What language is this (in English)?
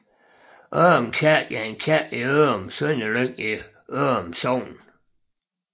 Danish